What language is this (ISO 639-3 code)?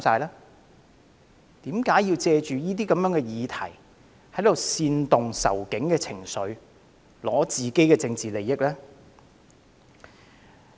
yue